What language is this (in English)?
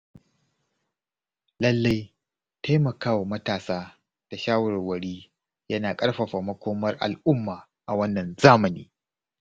Hausa